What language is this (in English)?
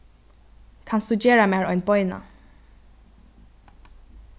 Faroese